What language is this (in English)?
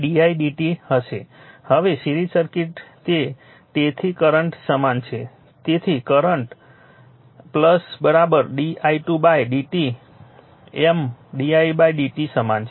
Gujarati